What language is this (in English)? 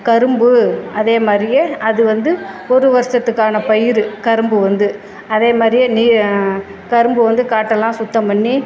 Tamil